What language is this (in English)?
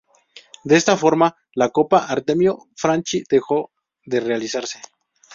Spanish